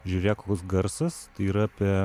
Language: Lithuanian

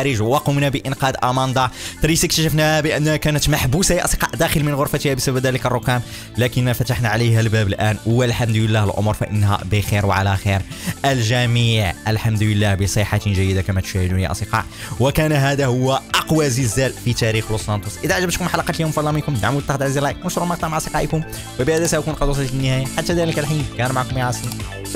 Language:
Arabic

